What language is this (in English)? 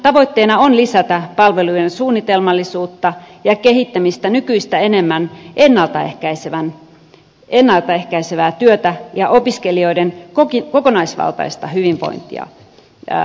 Finnish